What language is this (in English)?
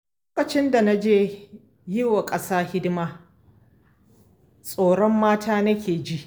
Hausa